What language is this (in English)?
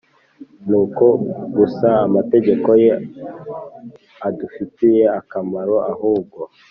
Kinyarwanda